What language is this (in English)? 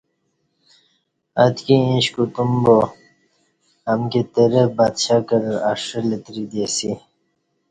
Kati